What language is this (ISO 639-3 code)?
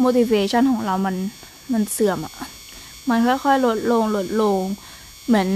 tha